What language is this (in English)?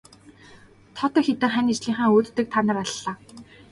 Mongolian